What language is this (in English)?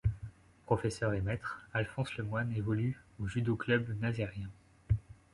French